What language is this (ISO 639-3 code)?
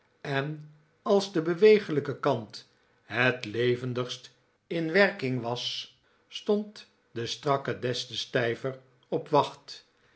nld